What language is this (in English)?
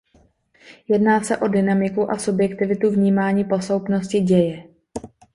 Czech